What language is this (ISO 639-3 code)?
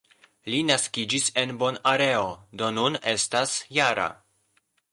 epo